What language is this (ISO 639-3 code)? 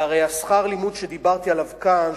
heb